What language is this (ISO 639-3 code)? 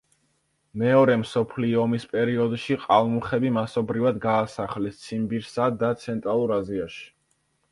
kat